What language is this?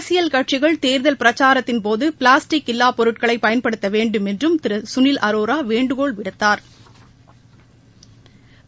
Tamil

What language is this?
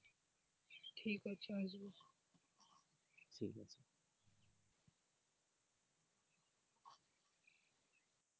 Bangla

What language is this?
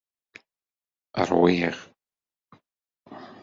Kabyle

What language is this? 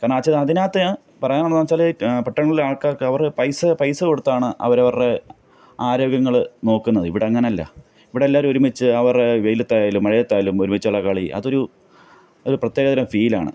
Malayalam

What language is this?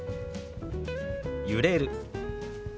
Japanese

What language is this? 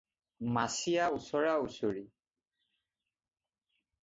Assamese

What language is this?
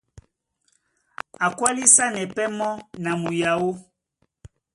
Duala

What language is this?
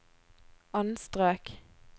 Norwegian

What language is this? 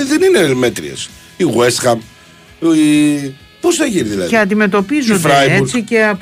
Greek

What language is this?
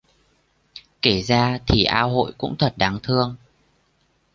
Vietnamese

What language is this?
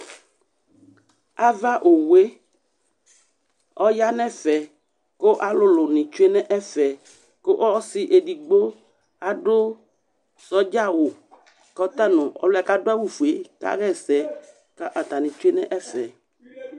Ikposo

